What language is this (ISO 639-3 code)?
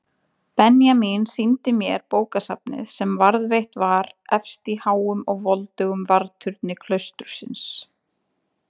isl